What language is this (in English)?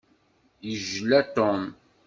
Kabyle